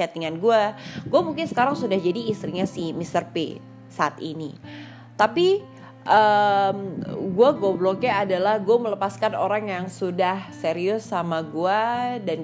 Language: Indonesian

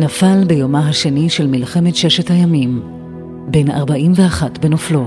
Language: Hebrew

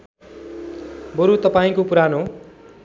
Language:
Nepali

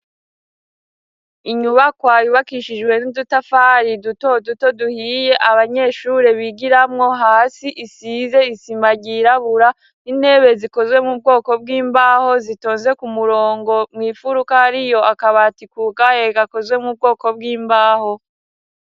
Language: Rundi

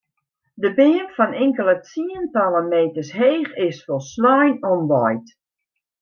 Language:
Western Frisian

